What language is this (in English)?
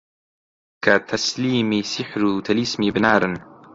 Central Kurdish